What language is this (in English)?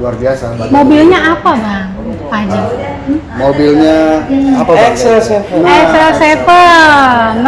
Indonesian